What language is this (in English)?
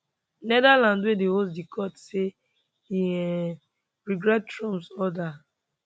Nigerian Pidgin